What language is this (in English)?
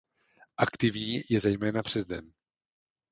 Czech